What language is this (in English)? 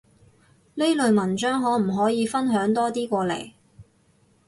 Cantonese